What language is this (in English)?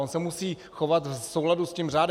Czech